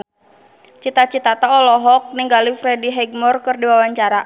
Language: Sundanese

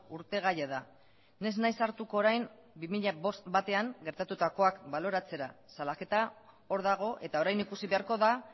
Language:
Basque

